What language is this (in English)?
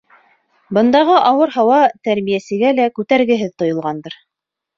Bashkir